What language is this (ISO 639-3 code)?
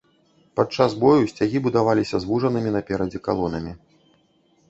bel